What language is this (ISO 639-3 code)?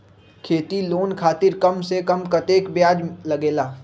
mag